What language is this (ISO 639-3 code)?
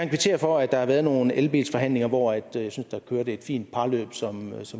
dan